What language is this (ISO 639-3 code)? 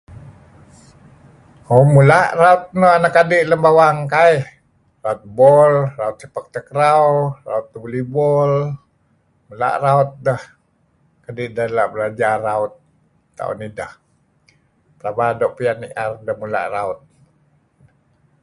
kzi